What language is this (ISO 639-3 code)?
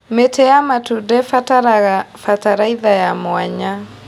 kik